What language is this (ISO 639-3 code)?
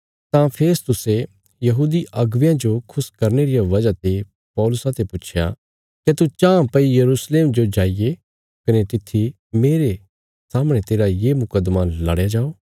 kfs